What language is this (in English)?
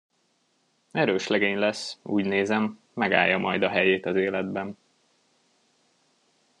Hungarian